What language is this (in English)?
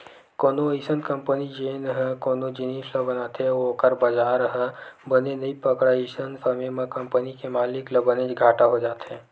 Chhattisgarhi